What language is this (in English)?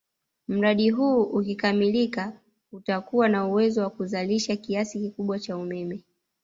Swahili